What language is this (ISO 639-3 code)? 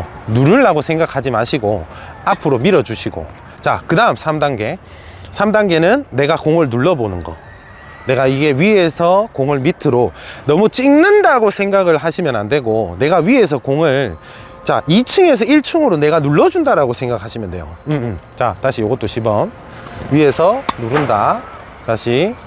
kor